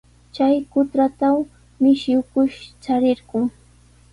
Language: Sihuas Ancash Quechua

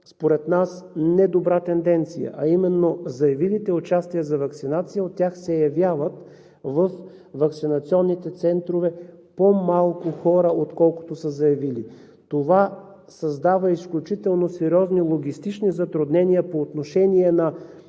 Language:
Bulgarian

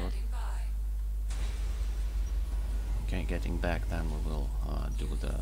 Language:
Russian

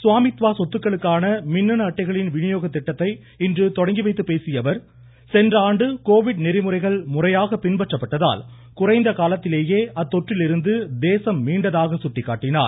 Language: Tamil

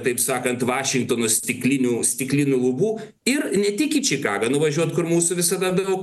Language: Lithuanian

